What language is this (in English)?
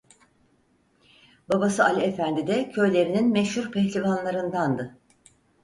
Turkish